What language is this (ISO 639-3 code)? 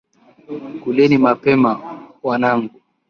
swa